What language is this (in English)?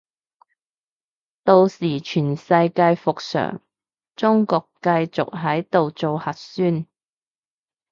Cantonese